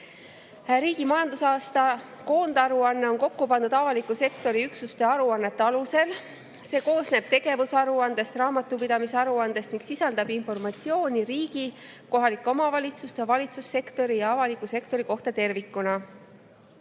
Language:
Estonian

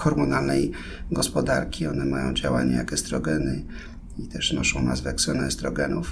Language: Polish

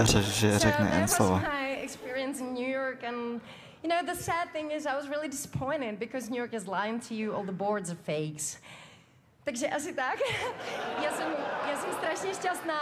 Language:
Czech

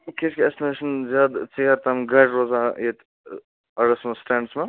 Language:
Kashmiri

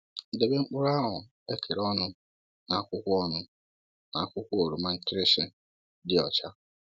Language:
Igbo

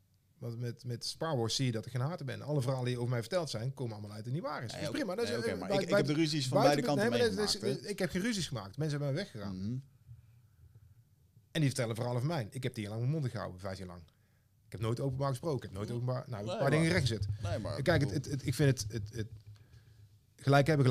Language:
Dutch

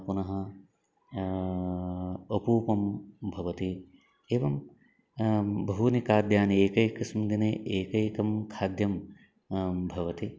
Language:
Sanskrit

